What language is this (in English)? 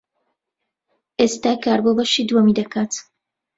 Central Kurdish